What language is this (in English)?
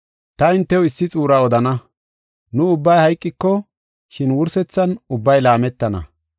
Gofa